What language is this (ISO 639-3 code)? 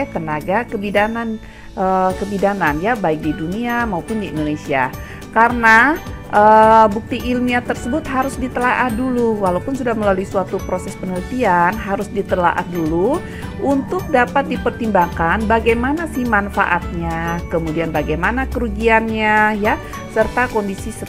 ind